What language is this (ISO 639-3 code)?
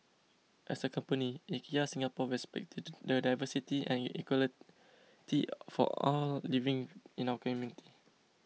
eng